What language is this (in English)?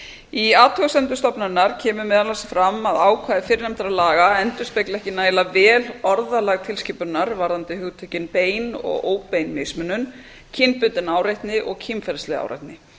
Icelandic